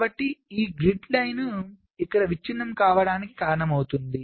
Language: Telugu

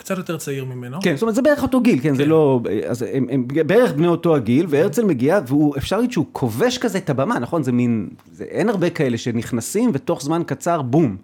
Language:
Hebrew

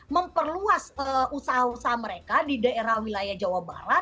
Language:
Indonesian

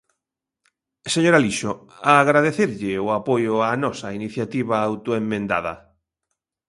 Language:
Galician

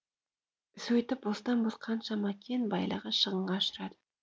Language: Kazakh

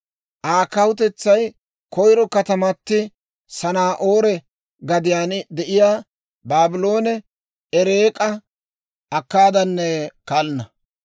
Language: Dawro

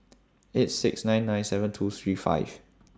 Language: English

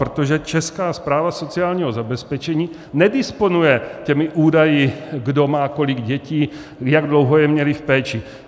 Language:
Czech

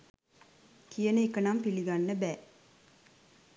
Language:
Sinhala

